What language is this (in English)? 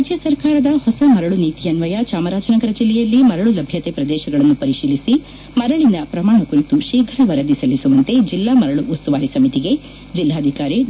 Kannada